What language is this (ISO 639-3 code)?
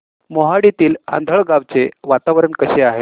mar